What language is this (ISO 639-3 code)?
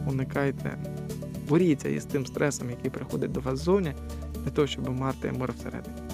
ukr